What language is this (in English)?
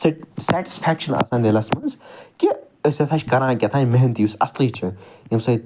Kashmiri